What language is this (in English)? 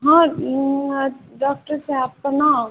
Maithili